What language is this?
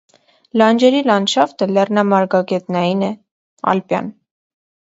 Armenian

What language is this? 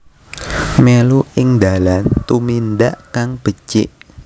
Javanese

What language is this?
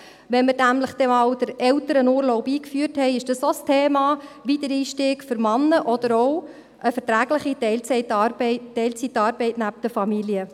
Swiss German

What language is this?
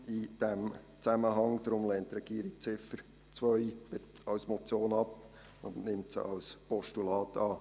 Swiss German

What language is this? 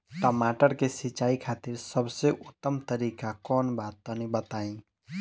Bhojpuri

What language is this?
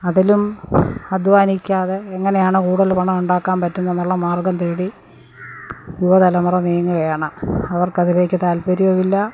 Malayalam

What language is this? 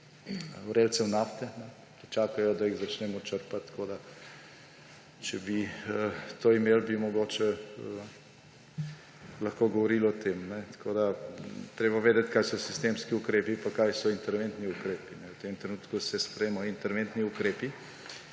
Slovenian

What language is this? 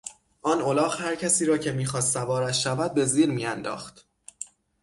Persian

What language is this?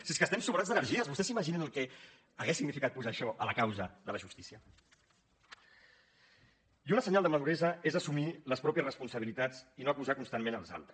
Catalan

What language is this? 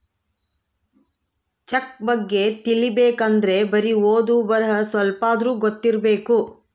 Kannada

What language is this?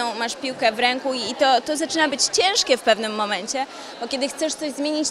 Polish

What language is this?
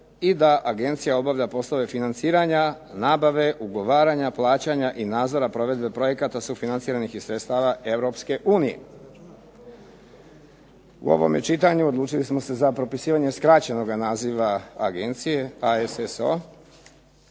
Croatian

